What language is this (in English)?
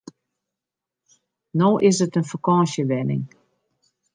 Western Frisian